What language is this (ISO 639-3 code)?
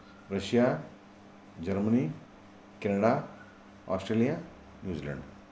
san